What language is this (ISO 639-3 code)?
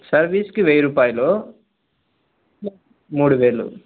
tel